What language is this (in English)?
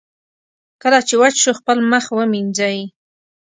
Pashto